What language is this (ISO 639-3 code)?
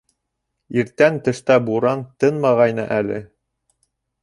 bak